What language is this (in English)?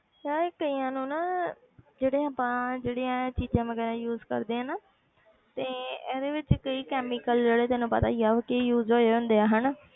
Punjabi